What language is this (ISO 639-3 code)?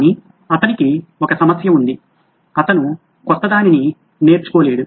tel